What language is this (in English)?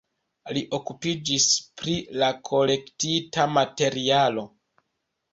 Esperanto